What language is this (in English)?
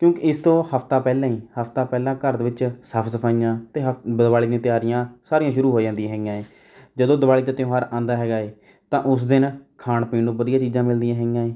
Punjabi